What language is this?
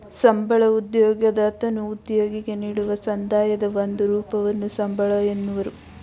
Kannada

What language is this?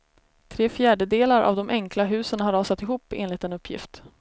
Swedish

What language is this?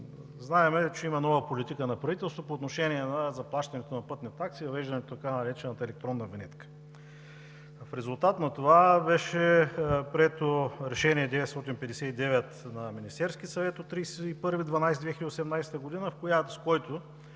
Bulgarian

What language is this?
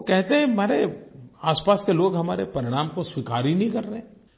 Hindi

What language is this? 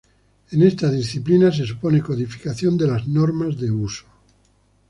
Spanish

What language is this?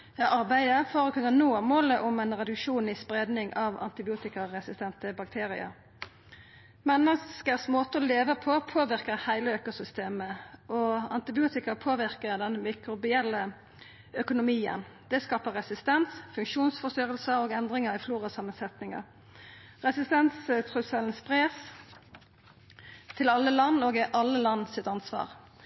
Norwegian Nynorsk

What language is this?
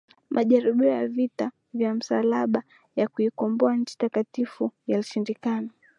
Swahili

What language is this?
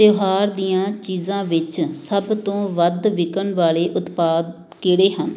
Punjabi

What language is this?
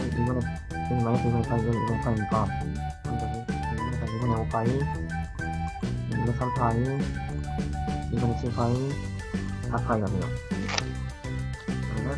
Korean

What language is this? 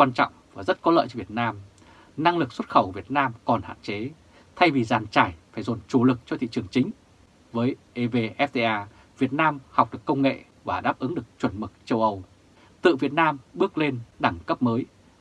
Vietnamese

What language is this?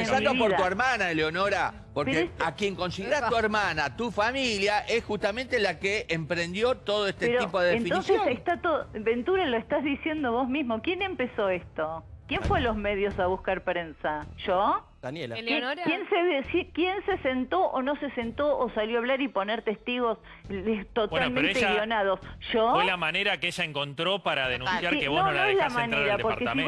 Spanish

